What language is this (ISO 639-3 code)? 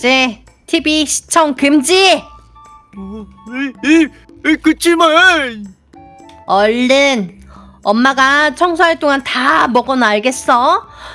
kor